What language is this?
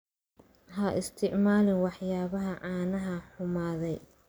Somali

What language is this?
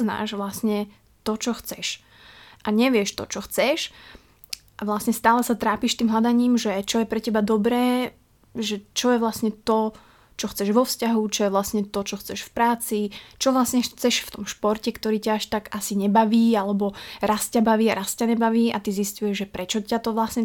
Slovak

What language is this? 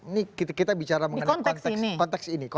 Indonesian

